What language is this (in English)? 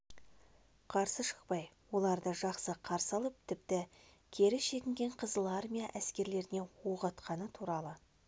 Kazakh